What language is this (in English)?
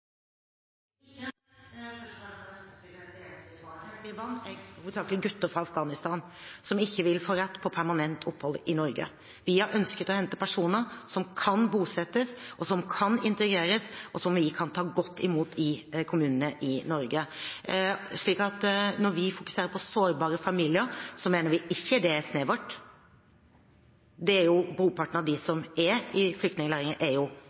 Norwegian Bokmål